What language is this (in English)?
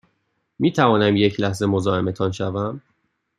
Persian